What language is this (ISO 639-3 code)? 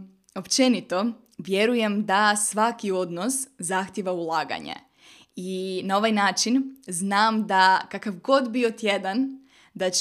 hrv